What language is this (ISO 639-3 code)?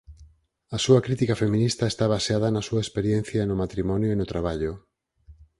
glg